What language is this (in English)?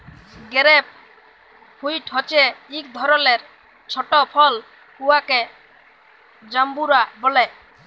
Bangla